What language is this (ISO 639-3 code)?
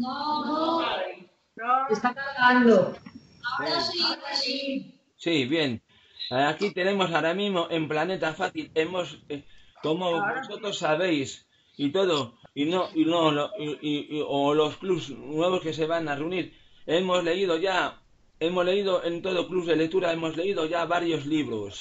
spa